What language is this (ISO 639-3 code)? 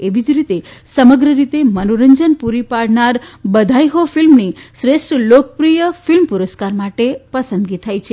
guj